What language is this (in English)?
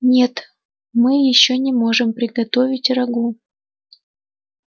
Russian